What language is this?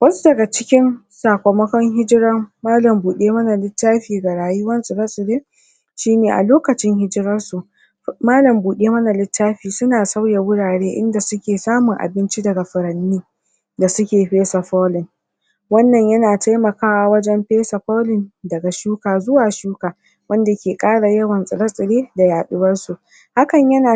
Hausa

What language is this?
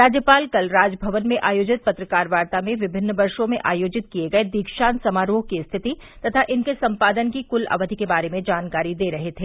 Hindi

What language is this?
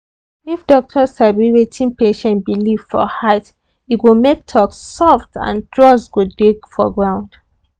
Nigerian Pidgin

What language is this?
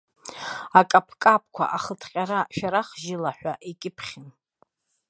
Abkhazian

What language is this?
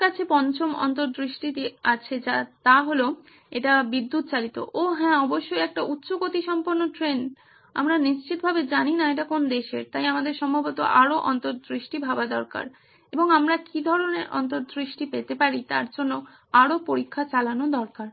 Bangla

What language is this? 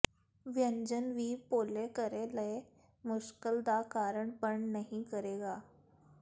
Punjabi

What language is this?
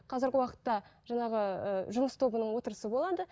Kazakh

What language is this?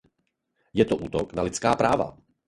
Czech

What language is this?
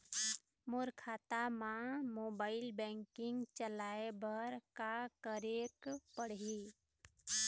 Chhattisgarhi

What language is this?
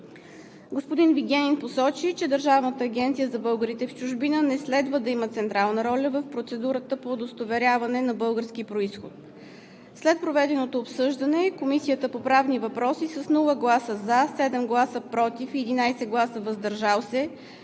Bulgarian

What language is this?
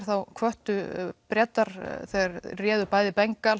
Icelandic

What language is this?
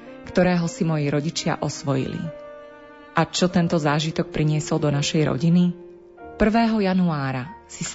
Slovak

